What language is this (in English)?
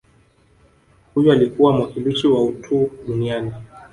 Swahili